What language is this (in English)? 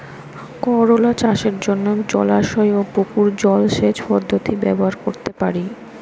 Bangla